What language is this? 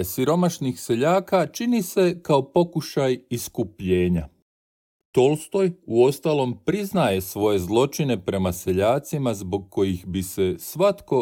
Croatian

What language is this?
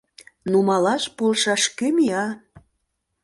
Mari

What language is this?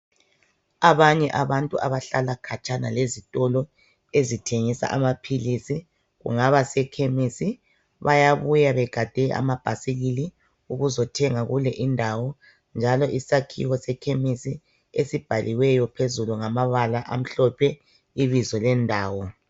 North Ndebele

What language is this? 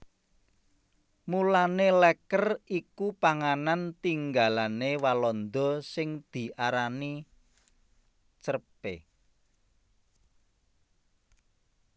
Javanese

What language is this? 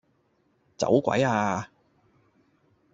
Cantonese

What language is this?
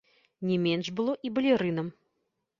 Belarusian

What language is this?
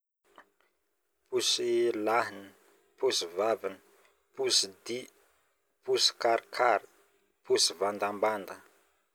Northern Betsimisaraka Malagasy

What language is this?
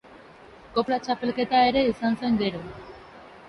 Basque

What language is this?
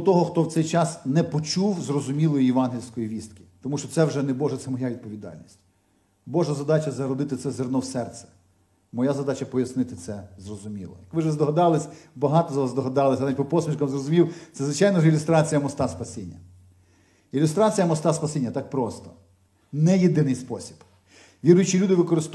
Ukrainian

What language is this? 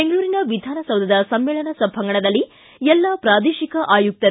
Kannada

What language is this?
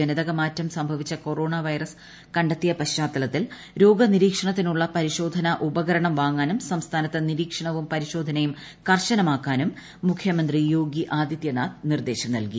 Malayalam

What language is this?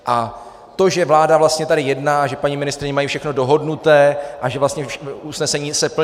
Czech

